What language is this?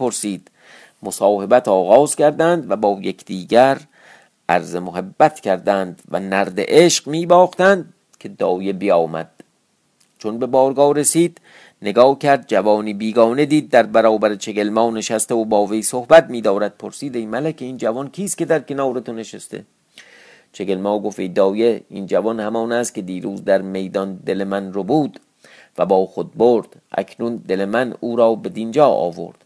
Persian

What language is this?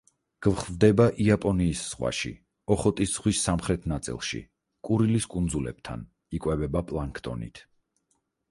Georgian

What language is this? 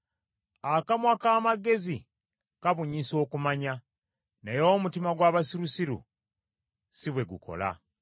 Ganda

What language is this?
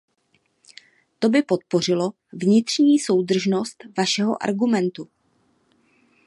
Czech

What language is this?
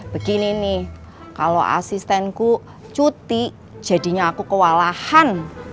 Indonesian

